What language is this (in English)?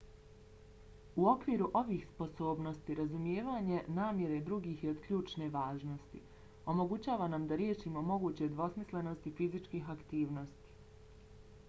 Bosnian